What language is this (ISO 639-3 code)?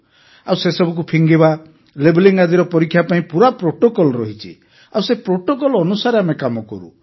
ori